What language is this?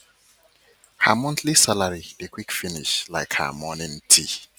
Nigerian Pidgin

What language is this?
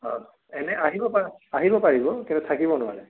Assamese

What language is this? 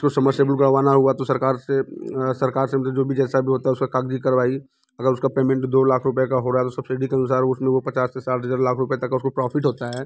Hindi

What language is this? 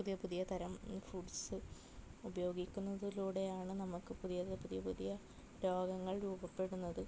Malayalam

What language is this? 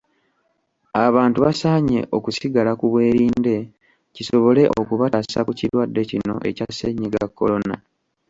Ganda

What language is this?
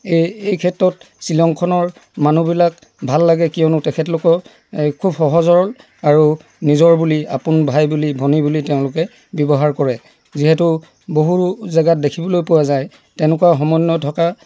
Assamese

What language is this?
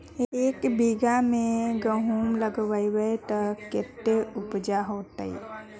Magahi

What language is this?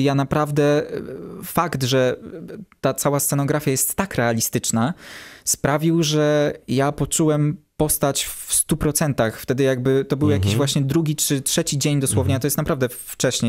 Polish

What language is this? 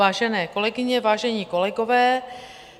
Czech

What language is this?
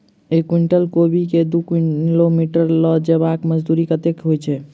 Maithili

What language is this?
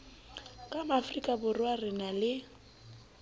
Southern Sotho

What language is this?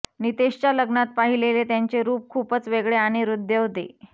Marathi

